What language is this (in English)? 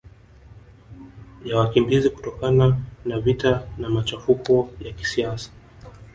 Swahili